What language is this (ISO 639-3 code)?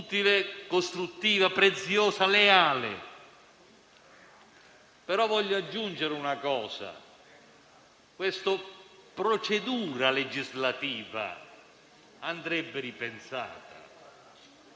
ita